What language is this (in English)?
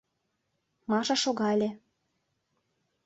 Mari